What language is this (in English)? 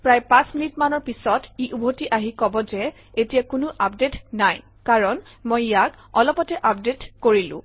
Assamese